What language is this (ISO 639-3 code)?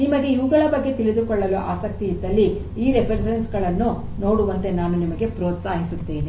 kan